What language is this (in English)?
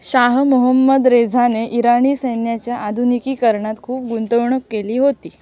Marathi